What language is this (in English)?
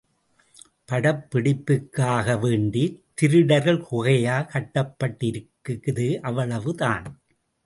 Tamil